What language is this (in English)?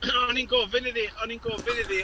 Welsh